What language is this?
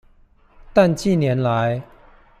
Chinese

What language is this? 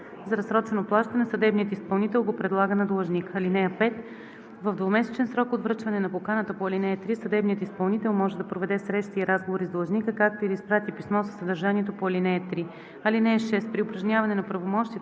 Bulgarian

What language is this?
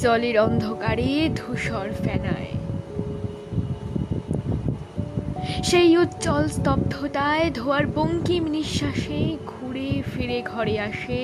Bangla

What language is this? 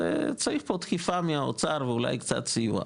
Hebrew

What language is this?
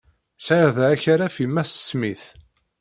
Kabyle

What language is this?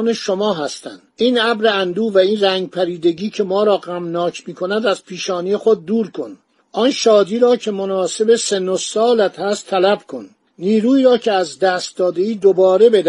Persian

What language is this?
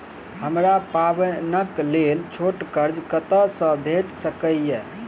Maithili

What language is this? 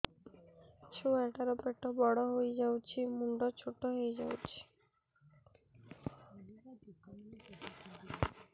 Odia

